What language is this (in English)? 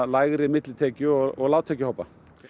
Icelandic